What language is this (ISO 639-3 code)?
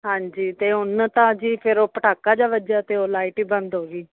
pan